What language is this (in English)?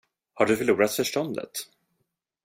Swedish